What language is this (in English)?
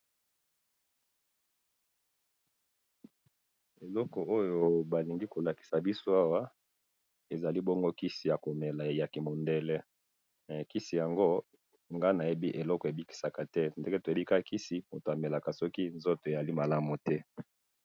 Lingala